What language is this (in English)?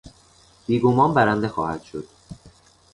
Persian